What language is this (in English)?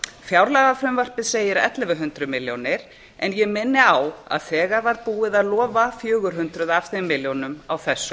Icelandic